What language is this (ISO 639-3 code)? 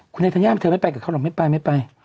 tha